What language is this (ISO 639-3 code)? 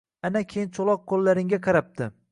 uzb